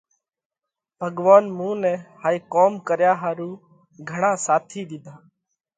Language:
Parkari Koli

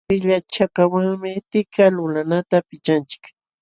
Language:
Jauja Wanca Quechua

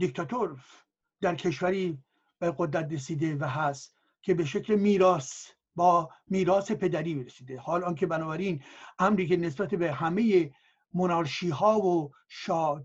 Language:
Persian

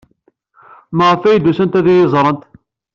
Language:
Kabyle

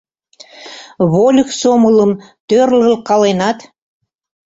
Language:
Mari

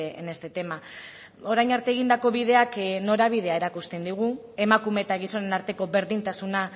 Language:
Basque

